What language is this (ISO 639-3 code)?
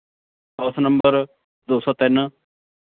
pan